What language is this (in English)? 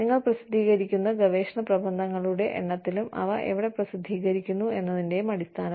Malayalam